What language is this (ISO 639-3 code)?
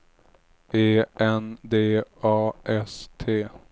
swe